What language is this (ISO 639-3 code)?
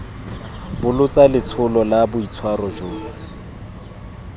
tsn